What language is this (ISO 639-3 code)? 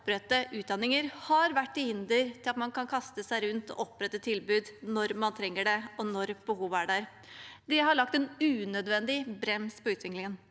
nor